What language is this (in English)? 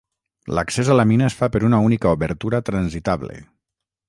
Catalan